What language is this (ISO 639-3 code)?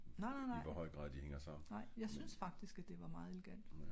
dan